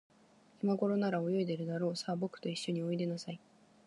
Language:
Japanese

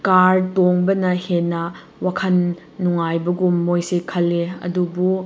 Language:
Manipuri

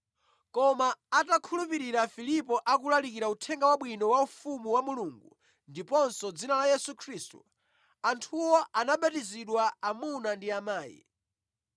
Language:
Nyanja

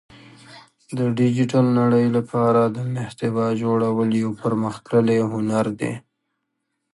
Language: Pashto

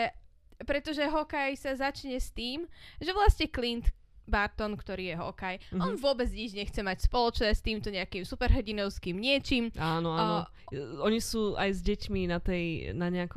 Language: Slovak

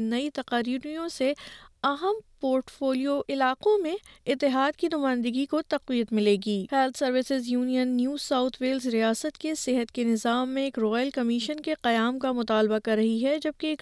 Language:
Urdu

